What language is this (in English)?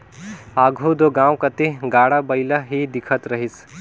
Chhattisgarhi